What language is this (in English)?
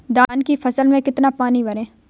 Hindi